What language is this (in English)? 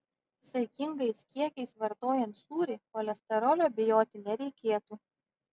Lithuanian